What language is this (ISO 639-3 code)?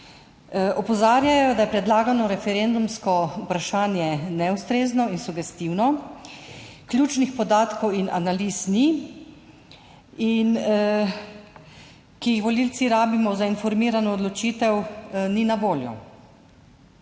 slv